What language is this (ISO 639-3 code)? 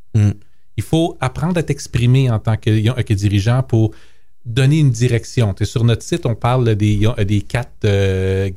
fra